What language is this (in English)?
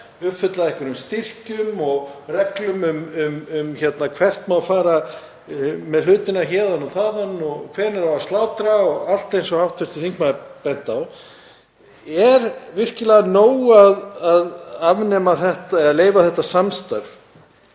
Icelandic